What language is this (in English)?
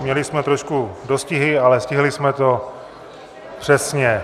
Czech